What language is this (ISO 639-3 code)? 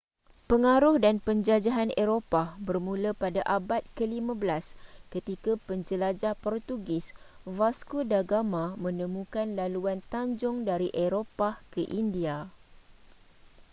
msa